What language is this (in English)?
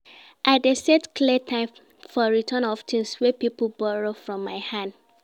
Nigerian Pidgin